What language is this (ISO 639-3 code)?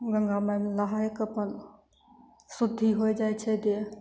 mai